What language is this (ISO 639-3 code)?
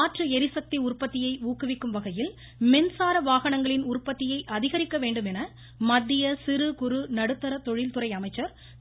tam